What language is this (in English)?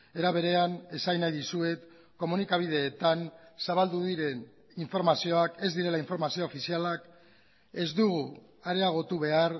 Basque